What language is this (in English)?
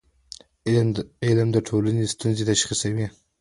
Pashto